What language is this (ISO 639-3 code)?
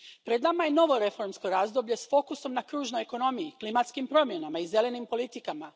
hrv